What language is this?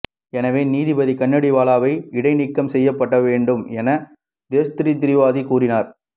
Tamil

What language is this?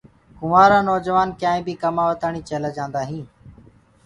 Gurgula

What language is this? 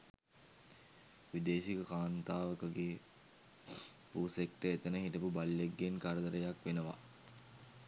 Sinhala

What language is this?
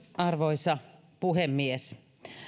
Finnish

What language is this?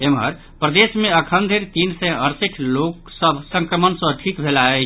Maithili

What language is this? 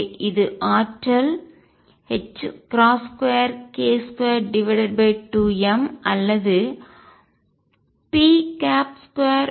Tamil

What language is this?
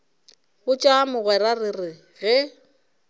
Northern Sotho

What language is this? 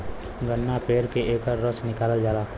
Bhojpuri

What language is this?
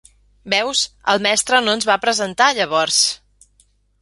Catalan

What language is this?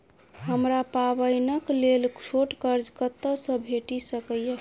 Maithili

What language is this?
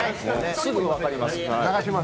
Japanese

